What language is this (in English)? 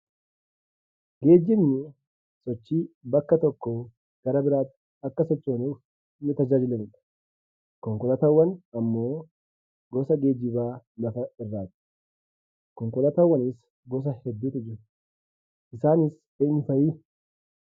Oromo